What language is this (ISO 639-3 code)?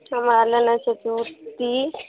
mai